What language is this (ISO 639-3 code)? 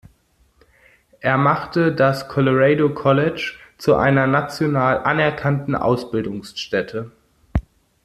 deu